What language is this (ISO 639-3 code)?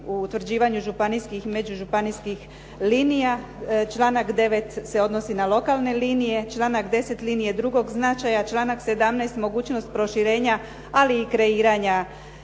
hrv